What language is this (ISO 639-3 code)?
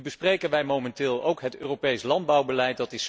nld